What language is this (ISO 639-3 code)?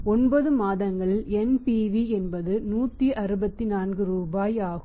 tam